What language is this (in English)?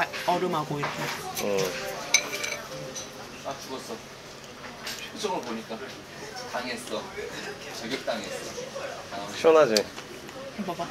Korean